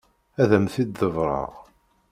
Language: Kabyle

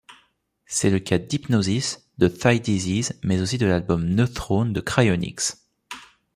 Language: French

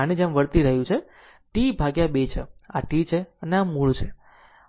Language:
Gujarati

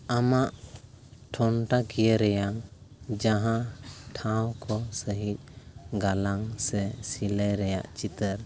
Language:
Santali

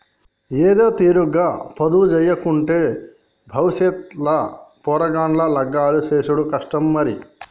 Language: Telugu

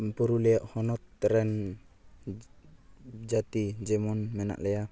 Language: Santali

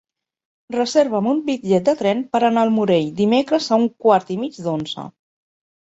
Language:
Catalan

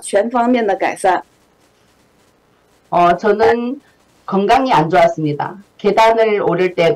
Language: Korean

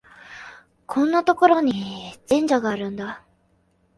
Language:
Japanese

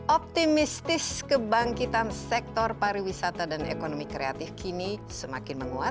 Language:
Indonesian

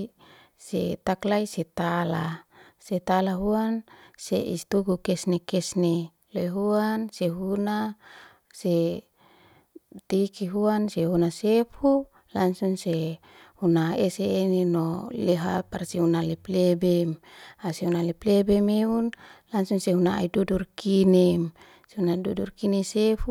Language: Liana-Seti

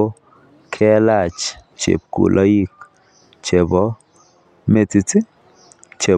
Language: Kalenjin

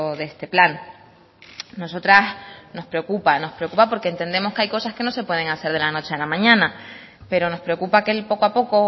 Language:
Spanish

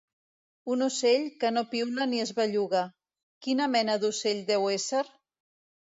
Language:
Catalan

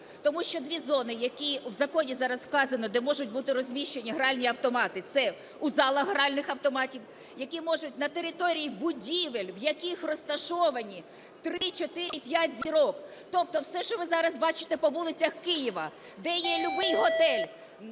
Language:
Ukrainian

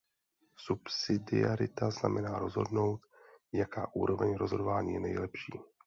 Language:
Czech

